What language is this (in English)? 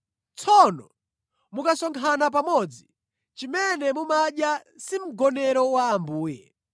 Nyanja